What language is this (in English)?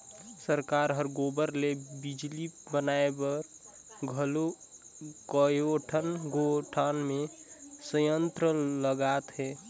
Chhattisgarhi